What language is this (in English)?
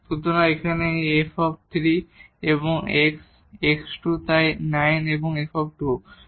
Bangla